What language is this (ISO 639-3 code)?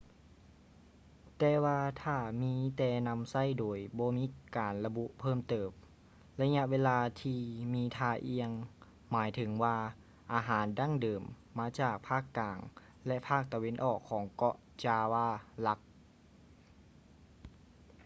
lao